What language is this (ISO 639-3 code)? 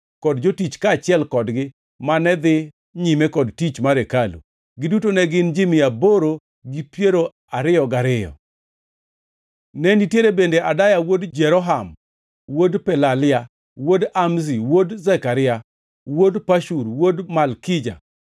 luo